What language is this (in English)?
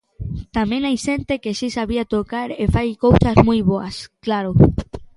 Galician